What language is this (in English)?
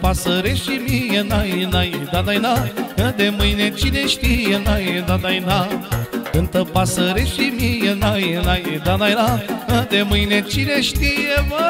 Romanian